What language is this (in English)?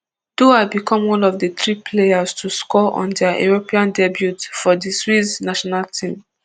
Nigerian Pidgin